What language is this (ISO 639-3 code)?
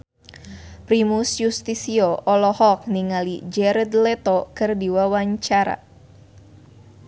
sun